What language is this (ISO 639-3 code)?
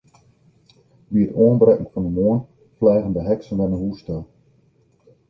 fry